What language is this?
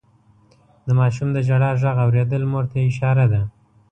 Pashto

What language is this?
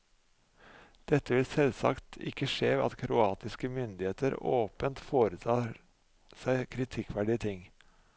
Norwegian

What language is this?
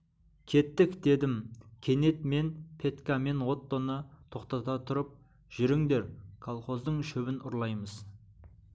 Kazakh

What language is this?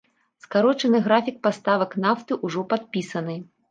Belarusian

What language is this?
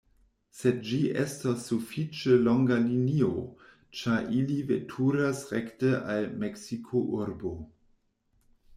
Esperanto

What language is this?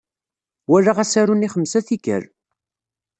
Kabyle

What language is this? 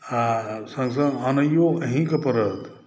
Maithili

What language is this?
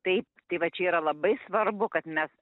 Lithuanian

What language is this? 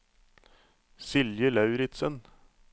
Norwegian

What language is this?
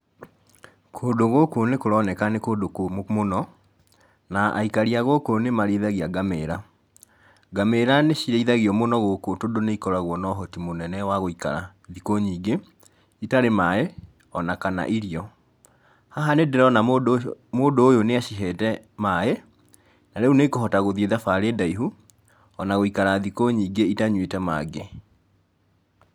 Kikuyu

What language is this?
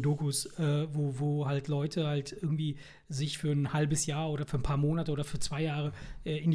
German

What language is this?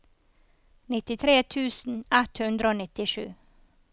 Norwegian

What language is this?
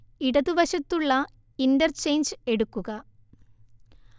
Malayalam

